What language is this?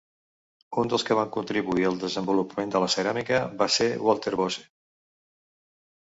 Catalan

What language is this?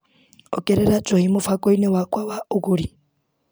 Kikuyu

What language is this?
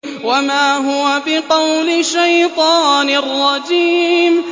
Arabic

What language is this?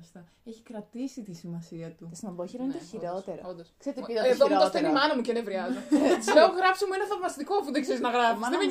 Greek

